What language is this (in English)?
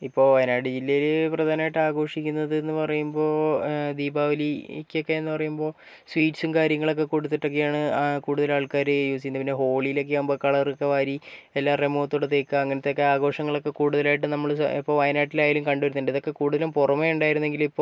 Malayalam